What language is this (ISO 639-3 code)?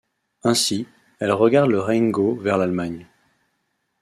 fra